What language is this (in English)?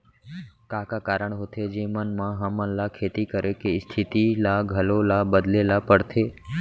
Chhattisgarhi